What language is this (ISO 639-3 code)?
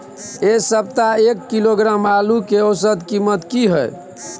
mai